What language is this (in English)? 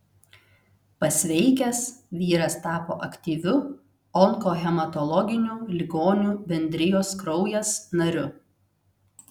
Lithuanian